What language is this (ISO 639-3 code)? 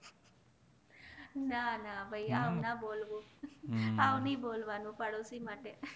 guj